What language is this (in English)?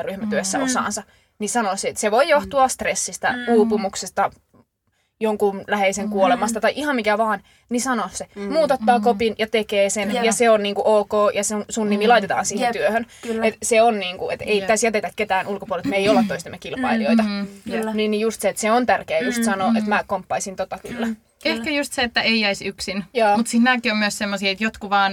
Finnish